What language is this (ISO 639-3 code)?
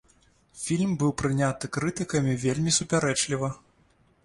bel